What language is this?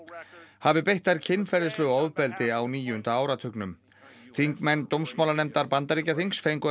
Icelandic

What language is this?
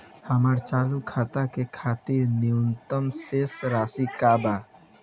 Bhojpuri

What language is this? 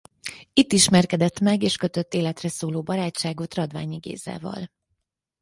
Hungarian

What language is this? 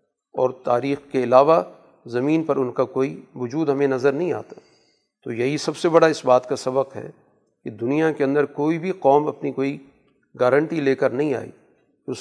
Urdu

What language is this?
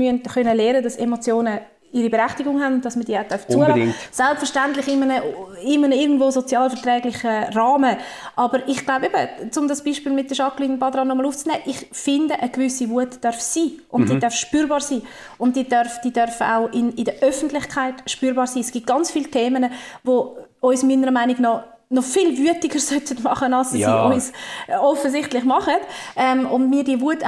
German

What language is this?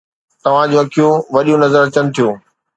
Sindhi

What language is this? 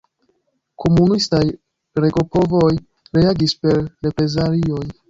Esperanto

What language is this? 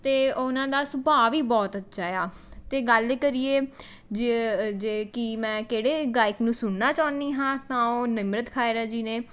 Punjabi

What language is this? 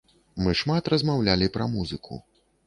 Belarusian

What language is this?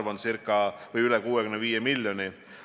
Estonian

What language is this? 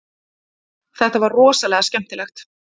Icelandic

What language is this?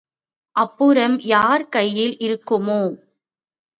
Tamil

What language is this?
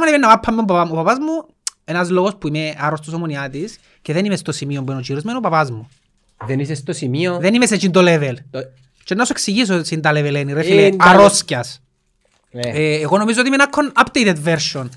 Greek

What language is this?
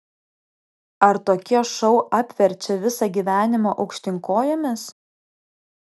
Lithuanian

